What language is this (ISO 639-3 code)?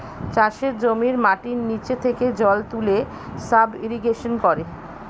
ben